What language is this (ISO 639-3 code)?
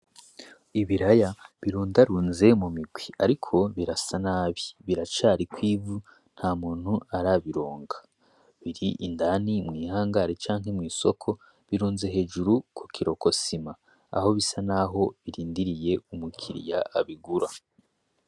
run